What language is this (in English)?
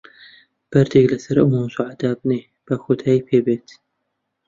Central Kurdish